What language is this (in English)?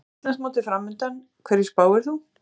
Icelandic